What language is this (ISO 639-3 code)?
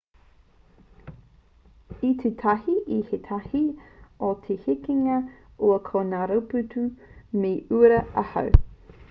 mri